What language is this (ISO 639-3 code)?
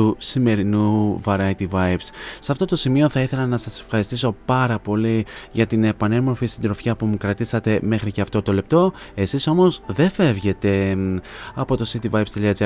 ell